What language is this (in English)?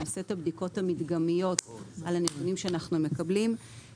Hebrew